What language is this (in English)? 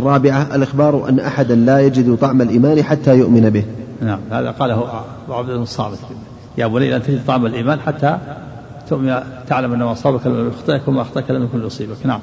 Arabic